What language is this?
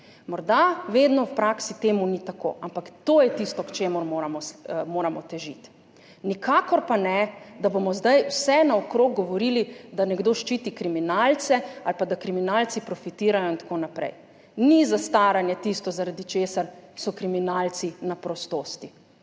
Slovenian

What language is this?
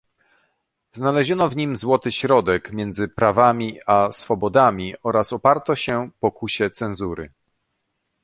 Polish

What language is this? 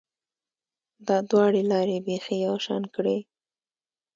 Pashto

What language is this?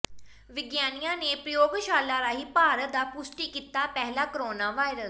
Punjabi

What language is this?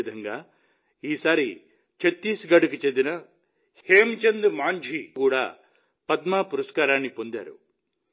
Telugu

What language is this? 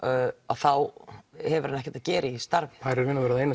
Icelandic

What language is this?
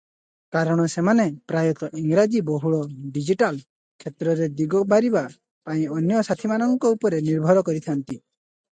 Odia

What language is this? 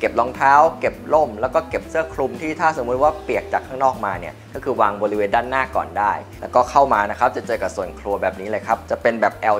Thai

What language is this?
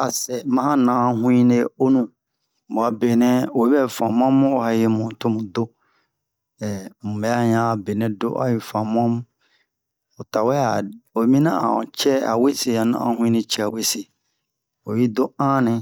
Bomu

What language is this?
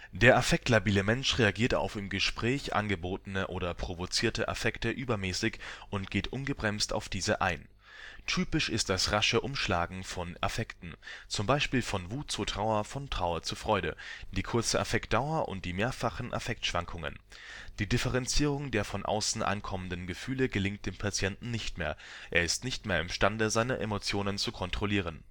German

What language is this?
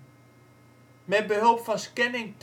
Dutch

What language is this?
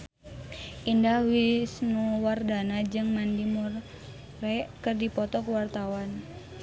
Sundanese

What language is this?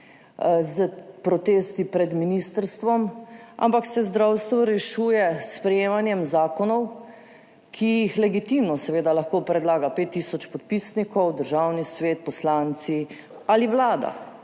Slovenian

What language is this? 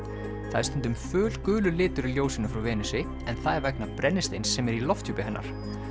Icelandic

